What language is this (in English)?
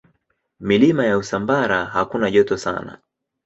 Swahili